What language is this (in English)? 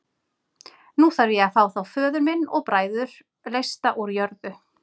Icelandic